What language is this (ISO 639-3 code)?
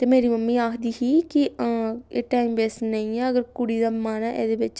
doi